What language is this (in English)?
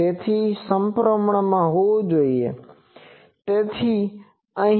Gujarati